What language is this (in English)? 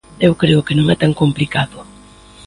Galician